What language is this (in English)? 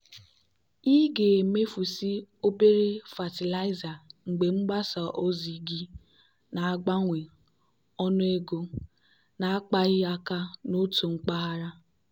Igbo